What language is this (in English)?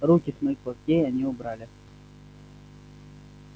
Russian